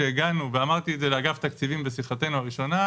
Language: Hebrew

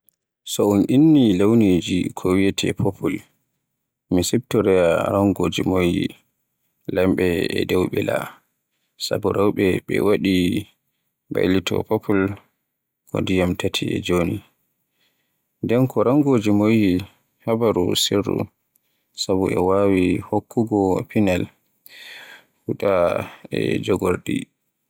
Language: Borgu Fulfulde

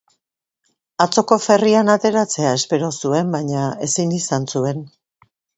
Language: Basque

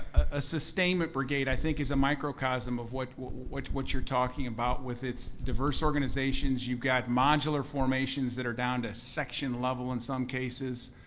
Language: English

